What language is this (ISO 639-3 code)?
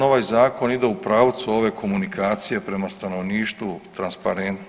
hrv